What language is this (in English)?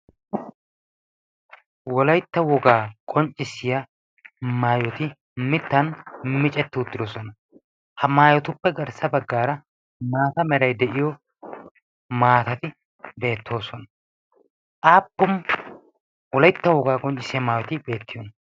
Wolaytta